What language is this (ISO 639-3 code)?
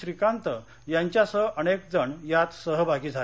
mar